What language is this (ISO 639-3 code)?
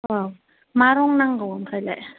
brx